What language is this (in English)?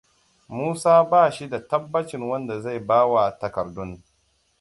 Hausa